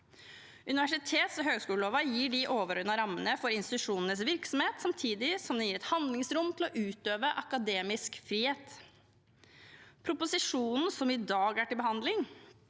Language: Norwegian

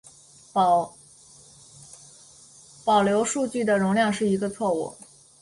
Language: Chinese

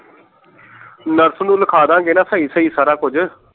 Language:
Punjabi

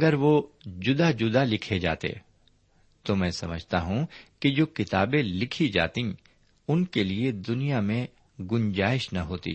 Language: Urdu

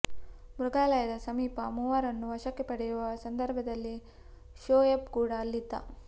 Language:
Kannada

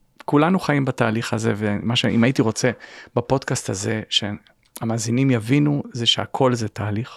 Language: Hebrew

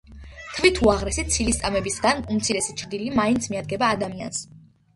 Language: Georgian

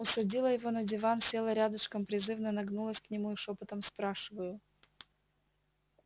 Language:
Russian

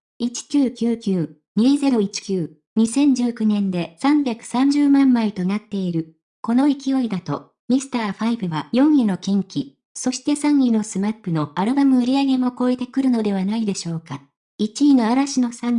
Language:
Japanese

